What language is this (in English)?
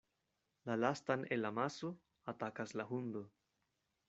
Esperanto